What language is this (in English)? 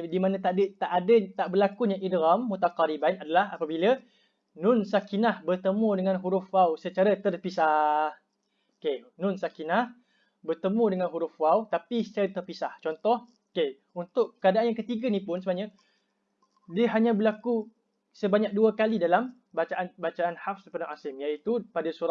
Malay